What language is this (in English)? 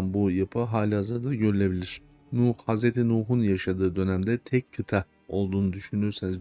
Turkish